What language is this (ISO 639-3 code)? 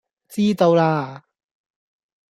yue